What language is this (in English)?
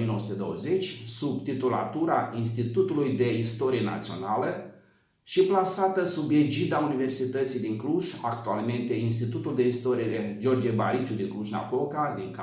Romanian